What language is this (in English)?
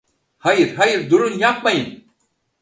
Turkish